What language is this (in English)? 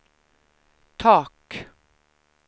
Swedish